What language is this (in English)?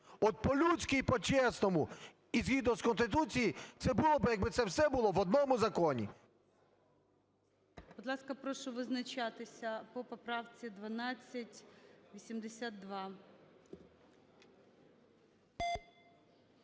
Ukrainian